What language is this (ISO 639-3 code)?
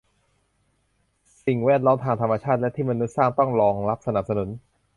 tha